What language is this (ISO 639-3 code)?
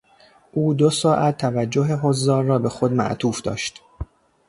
fas